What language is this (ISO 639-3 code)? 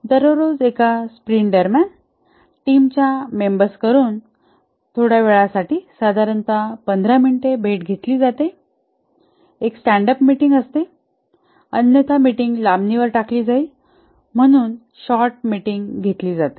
mar